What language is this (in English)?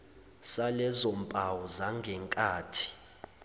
Zulu